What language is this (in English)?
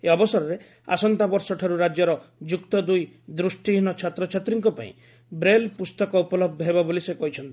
Odia